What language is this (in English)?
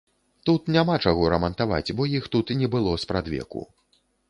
Belarusian